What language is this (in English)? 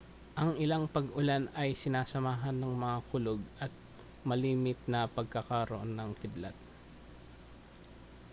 Filipino